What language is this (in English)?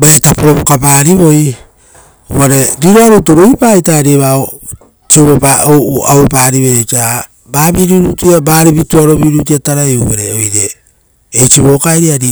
Rotokas